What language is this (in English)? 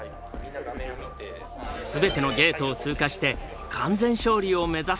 Japanese